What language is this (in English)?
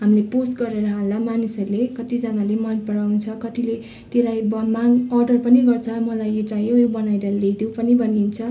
Nepali